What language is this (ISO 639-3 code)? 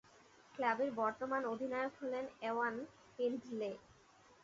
ben